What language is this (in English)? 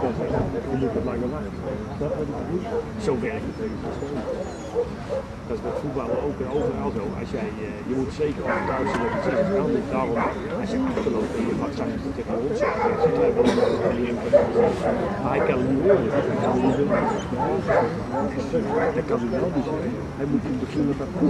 Dutch